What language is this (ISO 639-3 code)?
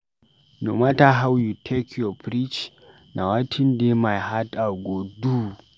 pcm